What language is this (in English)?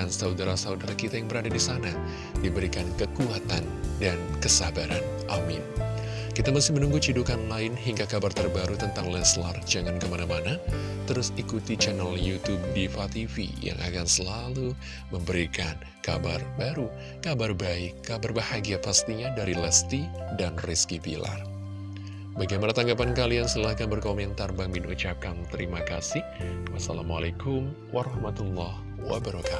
Indonesian